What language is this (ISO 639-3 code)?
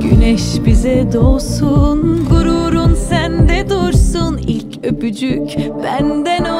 tur